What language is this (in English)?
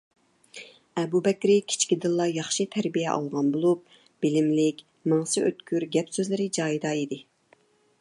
Uyghur